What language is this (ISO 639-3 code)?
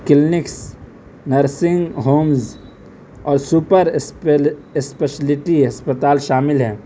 urd